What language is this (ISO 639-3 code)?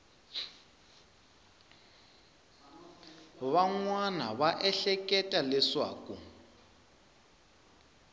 tso